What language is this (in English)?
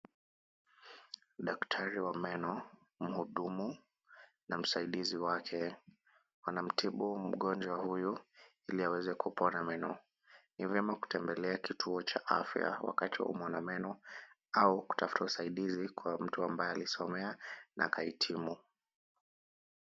Swahili